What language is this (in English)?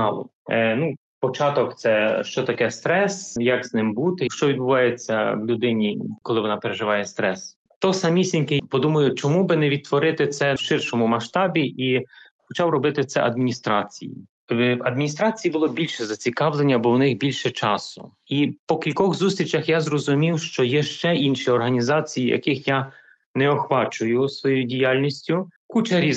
Ukrainian